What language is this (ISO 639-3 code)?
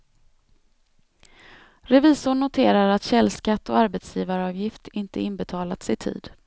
swe